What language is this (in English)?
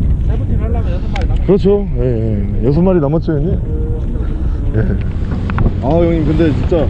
Korean